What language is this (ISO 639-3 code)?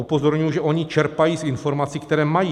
ces